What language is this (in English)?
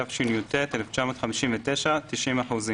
Hebrew